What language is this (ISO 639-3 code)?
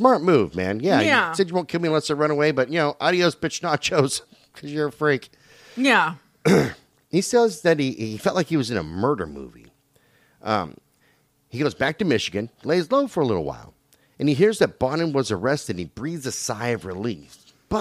eng